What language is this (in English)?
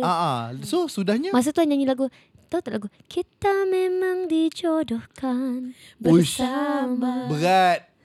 Malay